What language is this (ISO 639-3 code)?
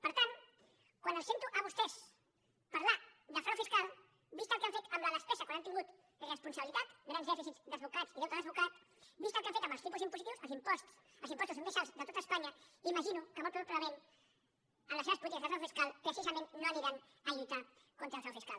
cat